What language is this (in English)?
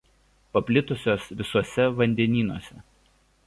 Lithuanian